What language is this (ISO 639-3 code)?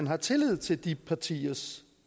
dan